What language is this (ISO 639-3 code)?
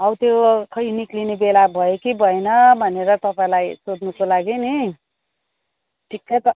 nep